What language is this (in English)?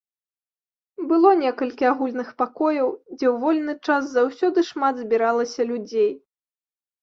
Belarusian